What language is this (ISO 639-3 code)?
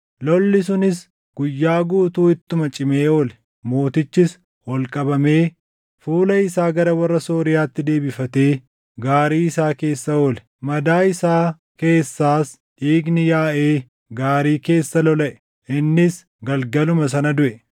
orm